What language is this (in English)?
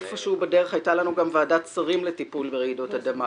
Hebrew